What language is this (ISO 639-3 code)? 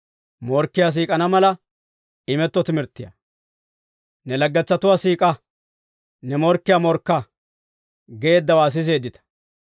dwr